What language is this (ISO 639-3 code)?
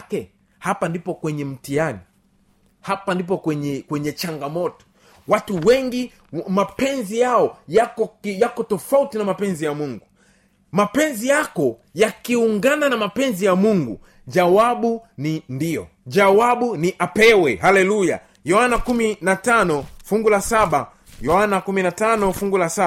swa